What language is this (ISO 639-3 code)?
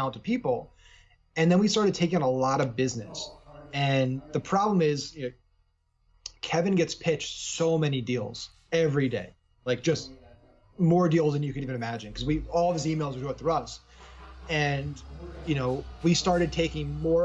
eng